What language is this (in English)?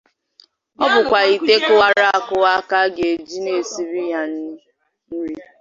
Igbo